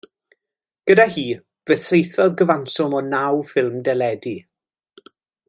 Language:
Welsh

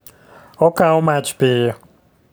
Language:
Luo (Kenya and Tanzania)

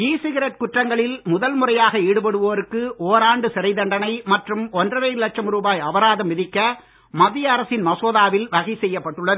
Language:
Tamil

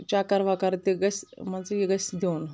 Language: Kashmiri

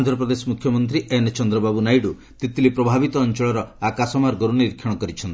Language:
Odia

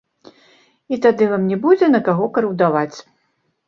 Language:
Belarusian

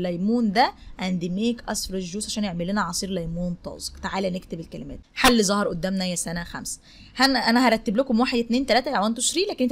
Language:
Arabic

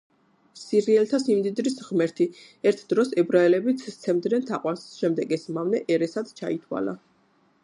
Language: Georgian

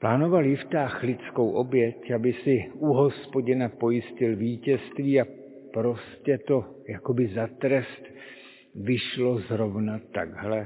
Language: Czech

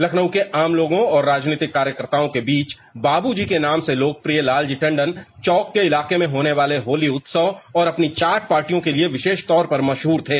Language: Hindi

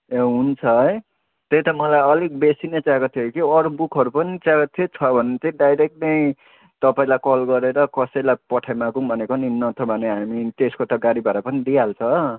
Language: Nepali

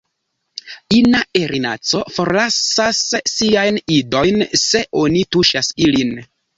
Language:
Esperanto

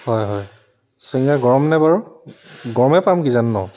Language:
Assamese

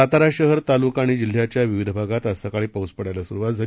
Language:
Marathi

